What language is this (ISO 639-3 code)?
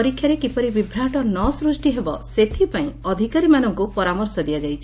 ori